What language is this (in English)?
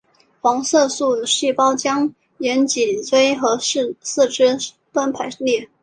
Chinese